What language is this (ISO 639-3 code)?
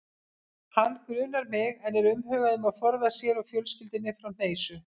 isl